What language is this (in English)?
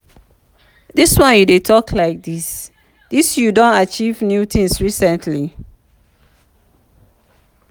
Nigerian Pidgin